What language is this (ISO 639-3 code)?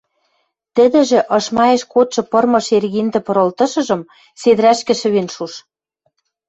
mrj